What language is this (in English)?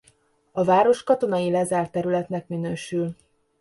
Hungarian